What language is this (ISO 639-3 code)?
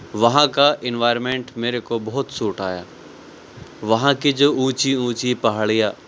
urd